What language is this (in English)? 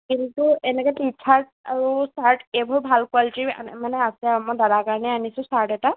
Assamese